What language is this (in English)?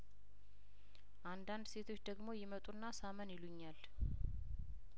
Amharic